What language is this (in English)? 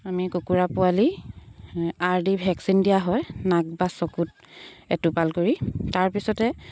Assamese